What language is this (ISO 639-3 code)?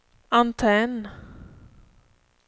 swe